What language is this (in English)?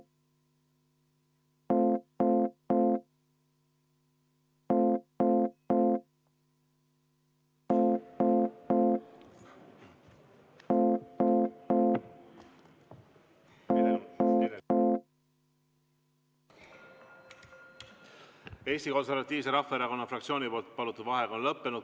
Estonian